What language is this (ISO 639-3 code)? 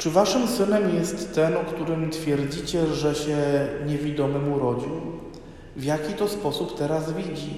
pol